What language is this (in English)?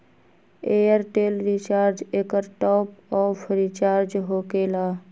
Magahi